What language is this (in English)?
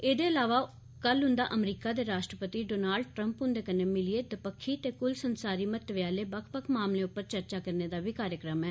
Dogri